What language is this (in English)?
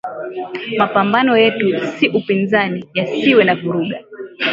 Swahili